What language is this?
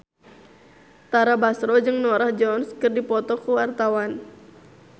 Sundanese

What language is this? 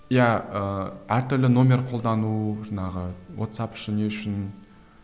Kazakh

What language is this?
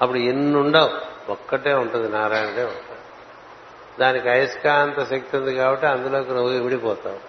Telugu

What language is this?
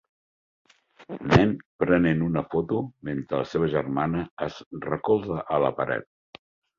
Catalan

